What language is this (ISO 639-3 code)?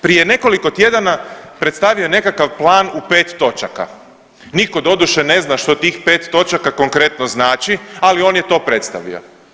hrv